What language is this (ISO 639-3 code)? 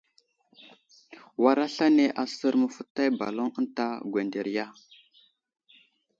udl